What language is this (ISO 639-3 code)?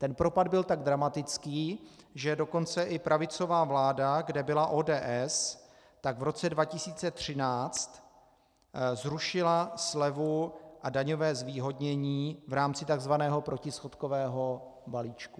ces